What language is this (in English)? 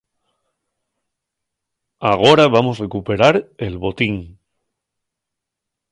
Asturian